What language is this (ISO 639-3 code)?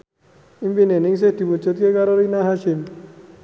jav